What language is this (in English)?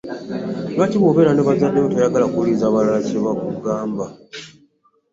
Ganda